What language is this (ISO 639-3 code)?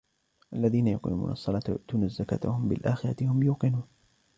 ara